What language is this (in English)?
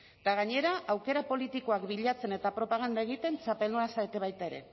Basque